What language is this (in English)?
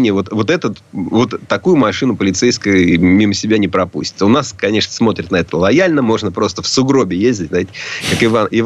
Russian